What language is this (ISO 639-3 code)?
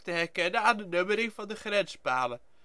nld